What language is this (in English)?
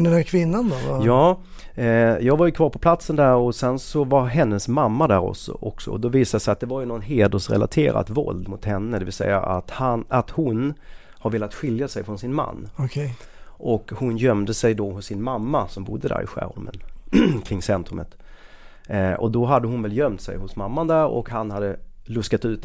Swedish